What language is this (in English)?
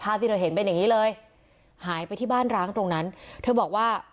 Thai